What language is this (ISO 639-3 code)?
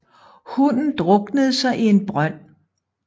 dan